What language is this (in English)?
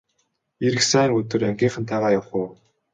Mongolian